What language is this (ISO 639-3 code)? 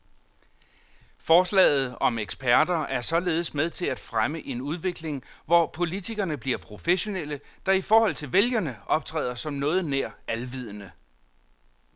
dan